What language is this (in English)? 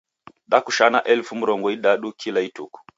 Taita